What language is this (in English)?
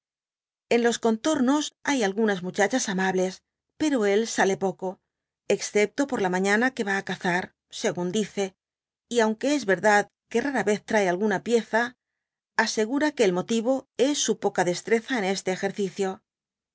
Spanish